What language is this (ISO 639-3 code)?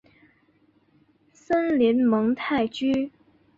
zho